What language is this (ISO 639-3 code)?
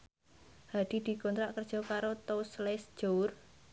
jav